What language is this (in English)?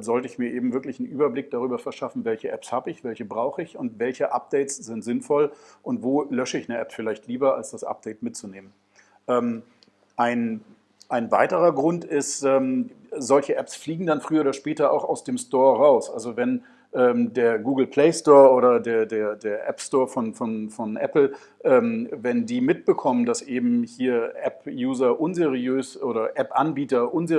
German